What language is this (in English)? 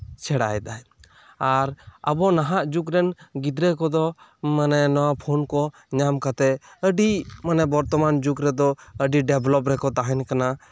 Santali